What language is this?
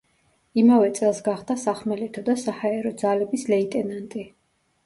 Georgian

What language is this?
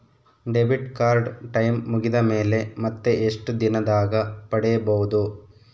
Kannada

